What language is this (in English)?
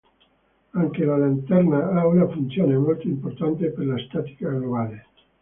Italian